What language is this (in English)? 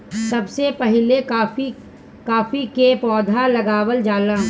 Bhojpuri